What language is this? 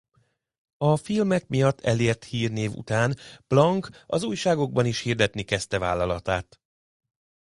Hungarian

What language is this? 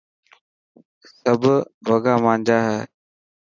Dhatki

